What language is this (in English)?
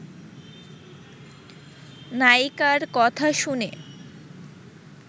Bangla